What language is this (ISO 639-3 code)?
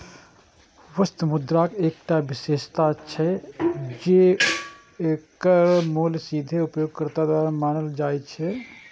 mai